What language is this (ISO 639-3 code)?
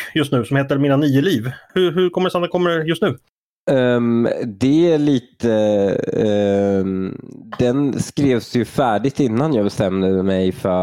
swe